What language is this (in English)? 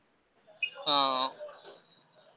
Odia